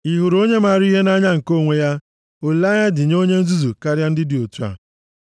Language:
Igbo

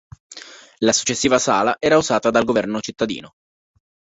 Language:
Italian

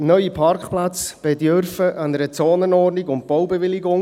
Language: Swiss German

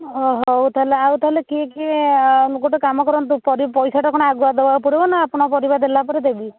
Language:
Odia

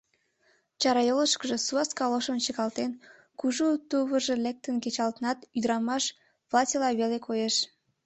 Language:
Mari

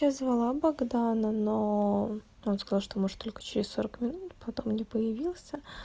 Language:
Russian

